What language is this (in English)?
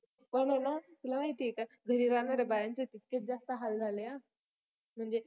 Marathi